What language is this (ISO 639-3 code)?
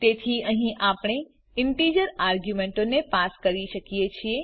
guj